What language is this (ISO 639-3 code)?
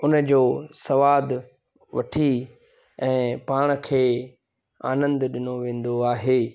snd